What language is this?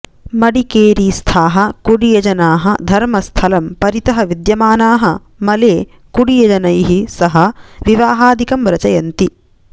Sanskrit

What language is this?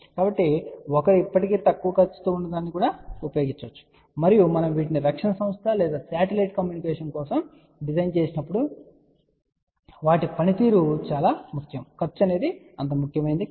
Telugu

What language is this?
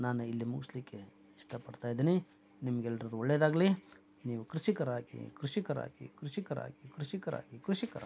Kannada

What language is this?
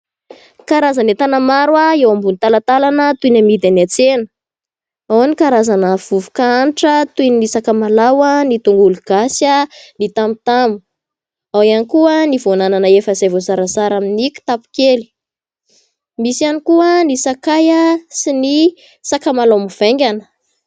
Malagasy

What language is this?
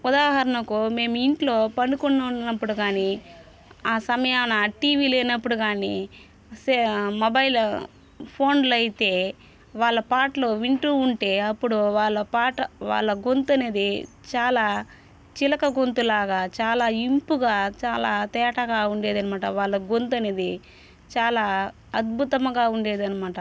Telugu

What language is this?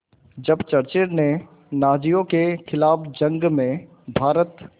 Hindi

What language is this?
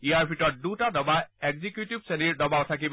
Assamese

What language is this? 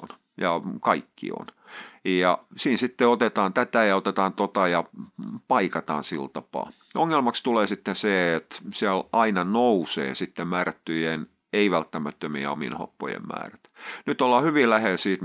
Finnish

